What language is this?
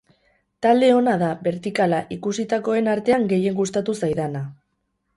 Basque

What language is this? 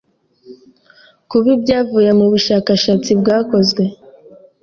Kinyarwanda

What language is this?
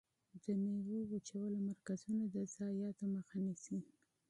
Pashto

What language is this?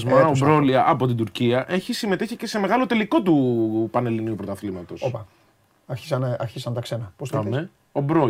Greek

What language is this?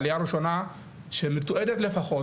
Hebrew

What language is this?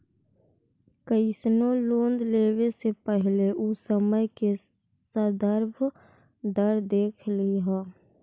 Magahi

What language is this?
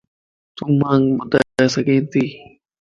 Lasi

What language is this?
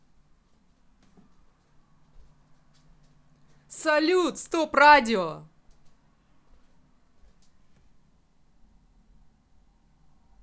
Russian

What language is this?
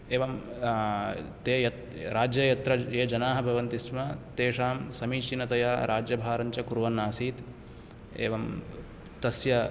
Sanskrit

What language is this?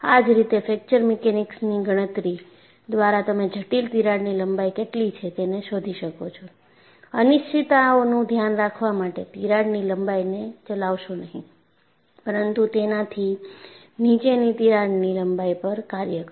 Gujarati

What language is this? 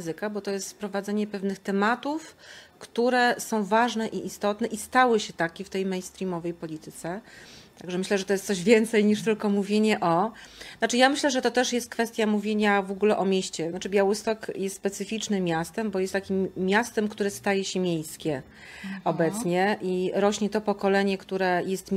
Polish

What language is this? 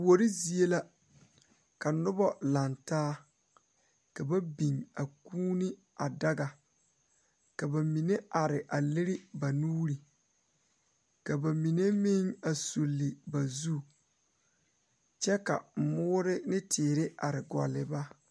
Southern Dagaare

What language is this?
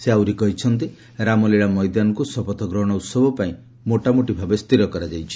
Odia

